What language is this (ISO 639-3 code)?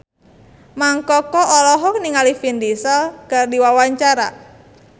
sun